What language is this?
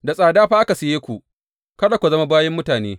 Hausa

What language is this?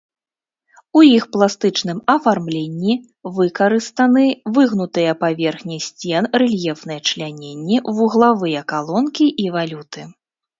Belarusian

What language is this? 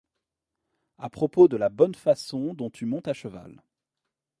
French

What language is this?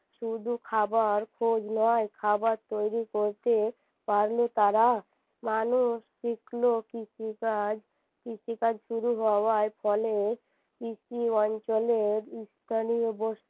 Bangla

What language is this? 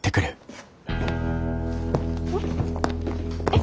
Japanese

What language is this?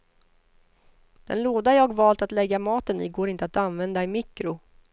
Swedish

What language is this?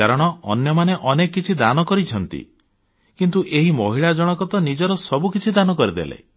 Odia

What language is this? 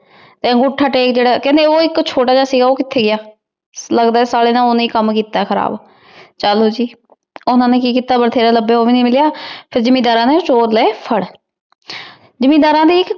Punjabi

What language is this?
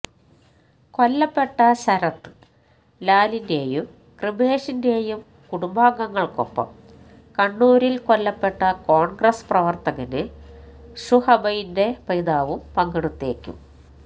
Malayalam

